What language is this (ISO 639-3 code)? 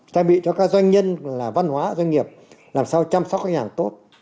vie